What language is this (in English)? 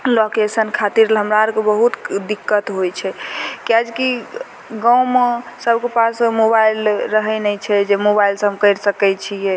Maithili